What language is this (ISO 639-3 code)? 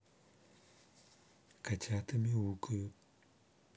rus